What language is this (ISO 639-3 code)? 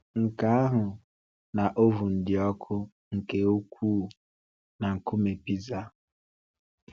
ibo